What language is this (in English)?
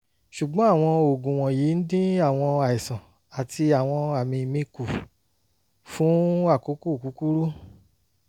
Yoruba